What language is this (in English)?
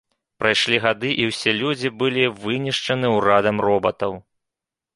Belarusian